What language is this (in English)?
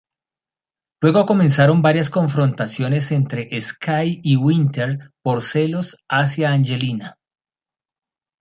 Spanish